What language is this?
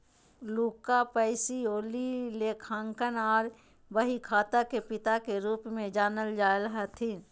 Magahi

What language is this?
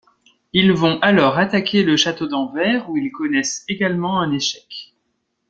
French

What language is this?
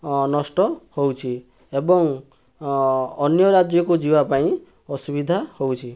Odia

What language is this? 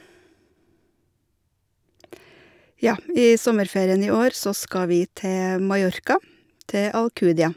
Norwegian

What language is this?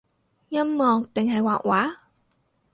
Cantonese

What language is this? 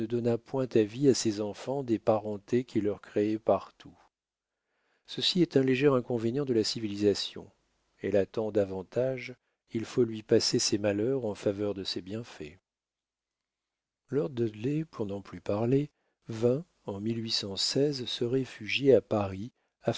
French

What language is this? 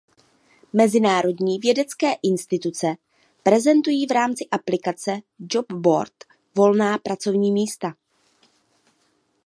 Czech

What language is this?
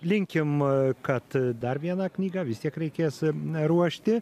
Lithuanian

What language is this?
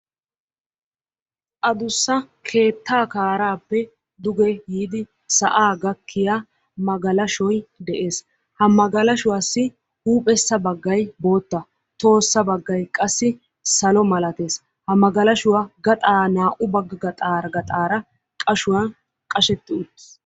Wolaytta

